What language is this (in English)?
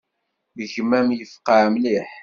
Kabyle